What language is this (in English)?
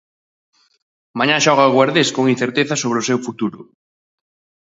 Galician